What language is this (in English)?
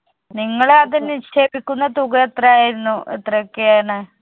Malayalam